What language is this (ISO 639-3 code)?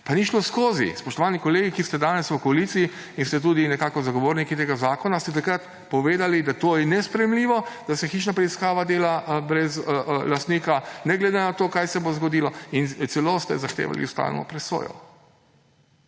slv